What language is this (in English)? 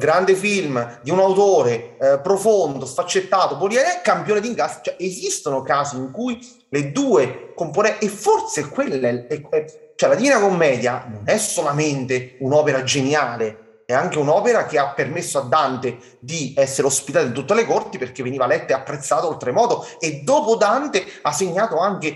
Italian